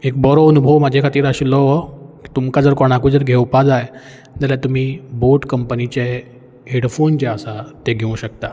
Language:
Konkani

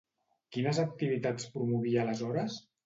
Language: Catalan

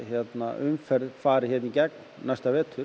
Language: Icelandic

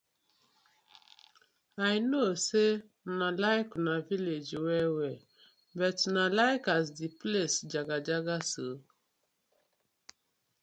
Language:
Nigerian Pidgin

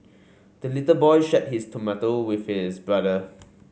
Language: English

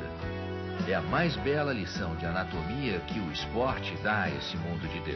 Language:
Portuguese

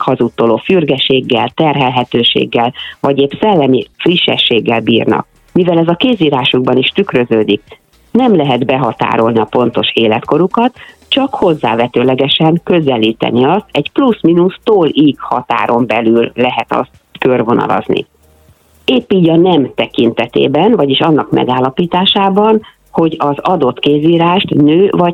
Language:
Hungarian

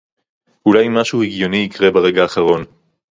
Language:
Hebrew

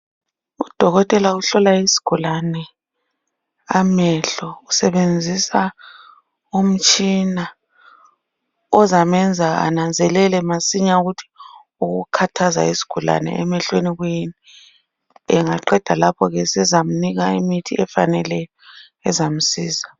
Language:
North Ndebele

